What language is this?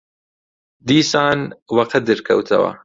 Central Kurdish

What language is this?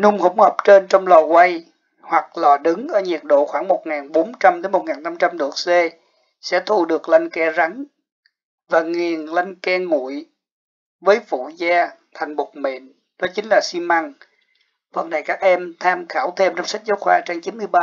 Vietnamese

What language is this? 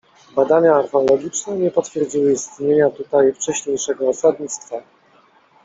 Polish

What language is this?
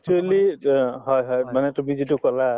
Assamese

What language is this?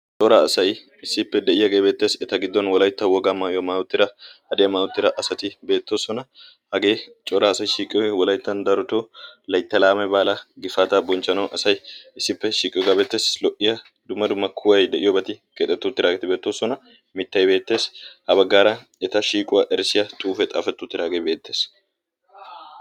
Wolaytta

